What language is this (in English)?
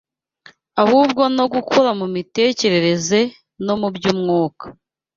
Kinyarwanda